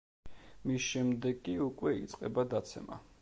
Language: Georgian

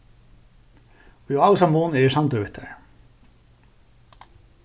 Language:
Faroese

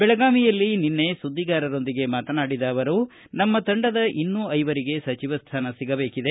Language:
Kannada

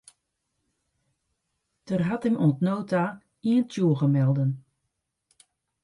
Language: Western Frisian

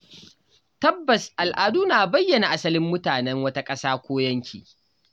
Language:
Hausa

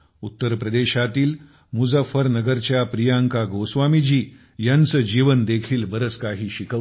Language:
Marathi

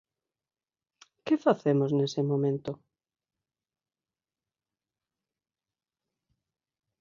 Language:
Galician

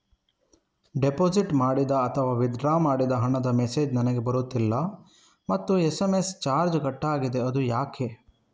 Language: Kannada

